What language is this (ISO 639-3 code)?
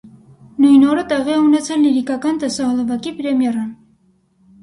hye